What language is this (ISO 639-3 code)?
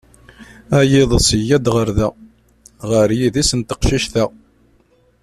kab